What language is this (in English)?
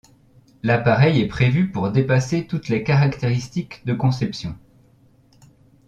French